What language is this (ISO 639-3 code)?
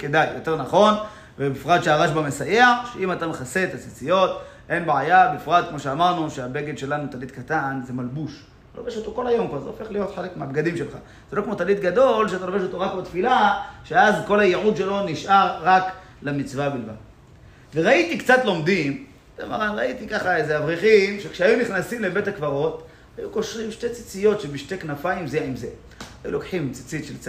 heb